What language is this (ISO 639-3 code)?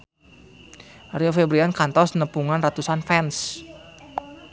sun